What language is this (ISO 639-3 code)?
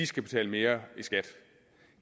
dan